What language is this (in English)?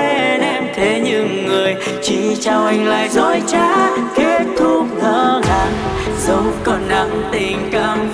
Vietnamese